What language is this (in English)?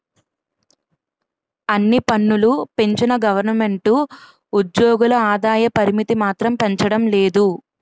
Telugu